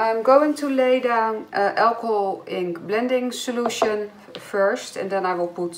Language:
Dutch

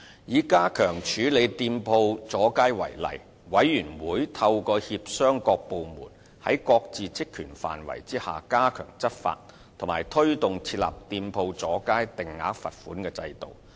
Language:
Cantonese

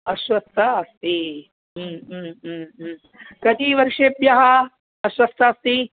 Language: Sanskrit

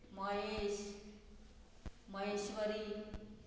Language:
Konkani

